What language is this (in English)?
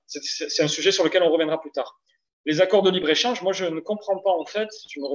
French